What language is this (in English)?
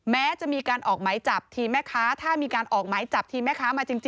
Thai